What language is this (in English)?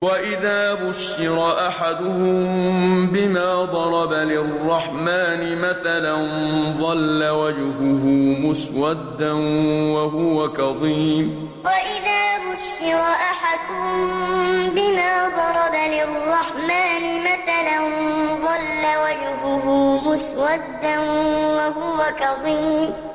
Arabic